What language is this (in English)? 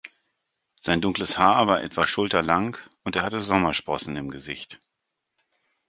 German